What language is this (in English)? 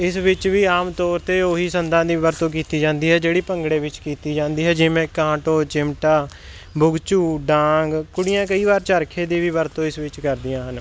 Punjabi